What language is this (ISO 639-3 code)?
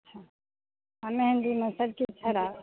mai